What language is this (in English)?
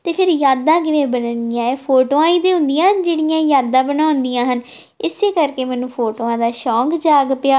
Punjabi